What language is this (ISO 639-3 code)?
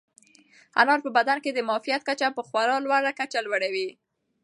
pus